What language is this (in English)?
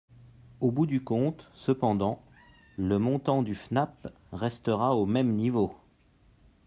French